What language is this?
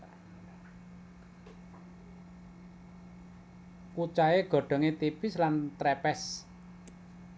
Javanese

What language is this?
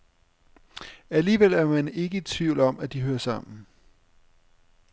Danish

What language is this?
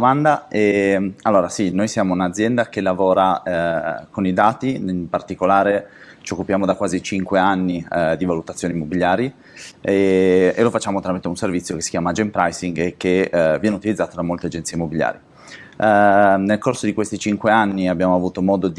Italian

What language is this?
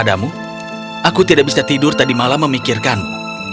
Indonesian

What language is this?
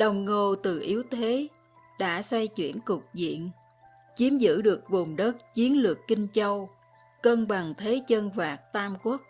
Vietnamese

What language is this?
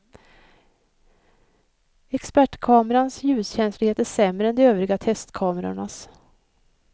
Swedish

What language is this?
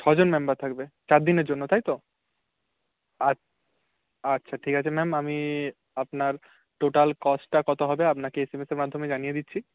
Bangla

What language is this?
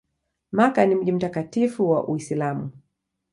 Swahili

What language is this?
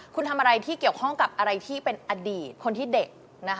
Thai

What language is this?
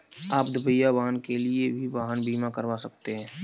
Hindi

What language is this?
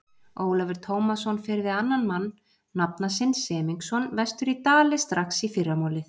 Icelandic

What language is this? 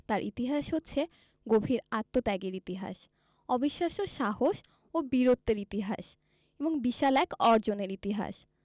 Bangla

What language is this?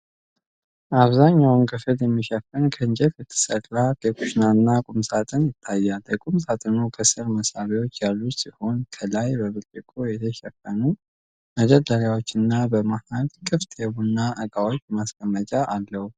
Amharic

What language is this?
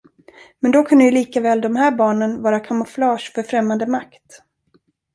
Swedish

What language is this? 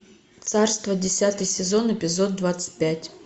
Russian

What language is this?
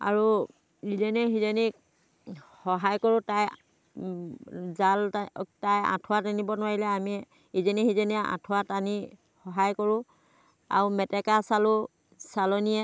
Assamese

